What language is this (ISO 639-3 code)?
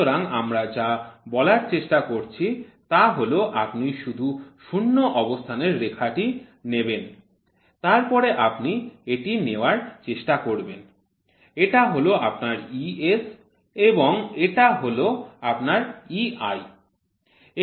ben